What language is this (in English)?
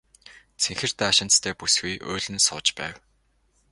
Mongolian